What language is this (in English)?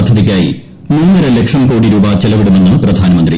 Malayalam